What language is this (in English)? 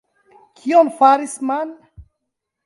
Esperanto